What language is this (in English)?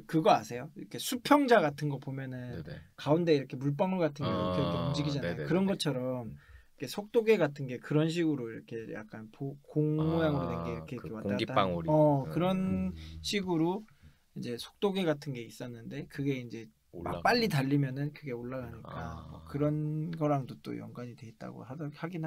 Korean